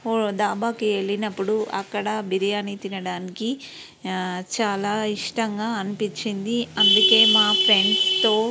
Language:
Telugu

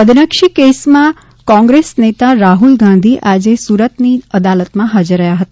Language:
Gujarati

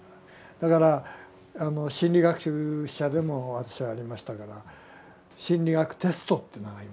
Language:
Japanese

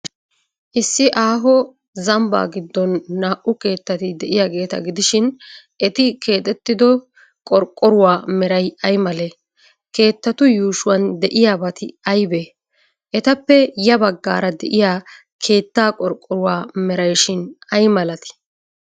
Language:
Wolaytta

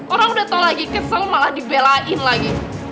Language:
Indonesian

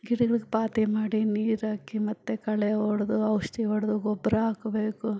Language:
Kannada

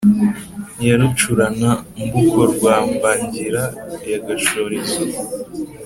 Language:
Kinyarwanda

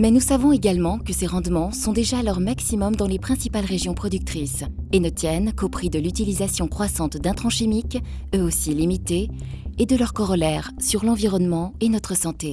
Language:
French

